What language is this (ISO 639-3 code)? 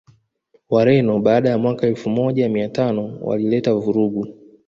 swa